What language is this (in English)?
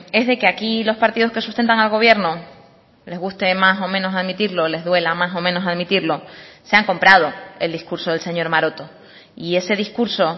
Spanish